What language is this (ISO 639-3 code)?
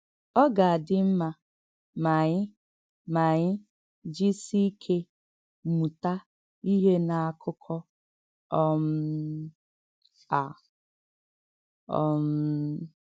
ibo